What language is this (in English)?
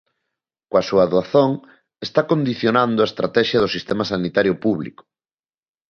Galician